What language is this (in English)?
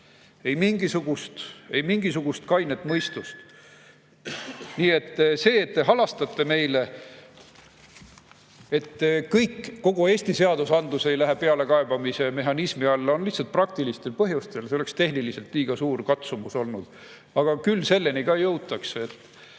Estonian